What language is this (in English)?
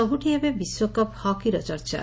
Odia